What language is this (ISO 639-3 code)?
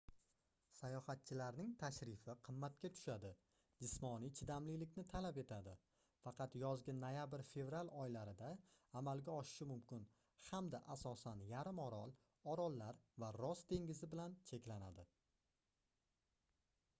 uzb